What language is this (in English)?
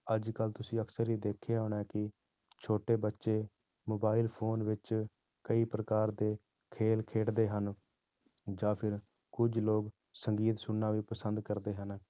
Punjabi